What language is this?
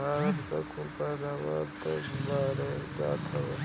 Bhojpuri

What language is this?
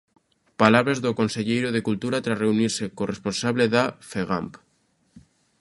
Galician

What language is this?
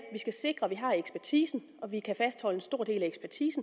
Danish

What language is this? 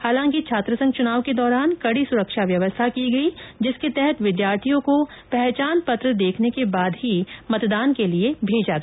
Hindi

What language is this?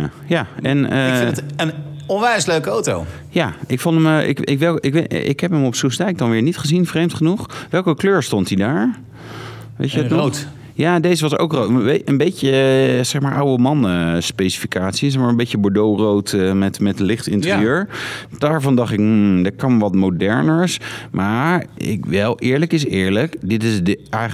Dutch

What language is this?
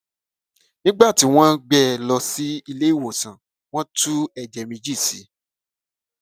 Yoruba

